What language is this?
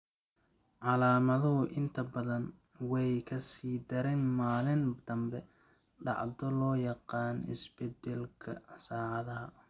Somali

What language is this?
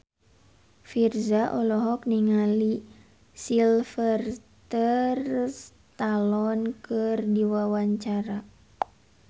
Sundanese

